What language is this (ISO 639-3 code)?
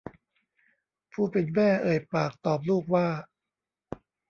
tha